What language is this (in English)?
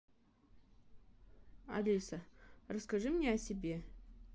Russian